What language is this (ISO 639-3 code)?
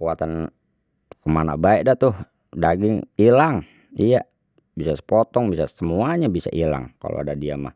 bew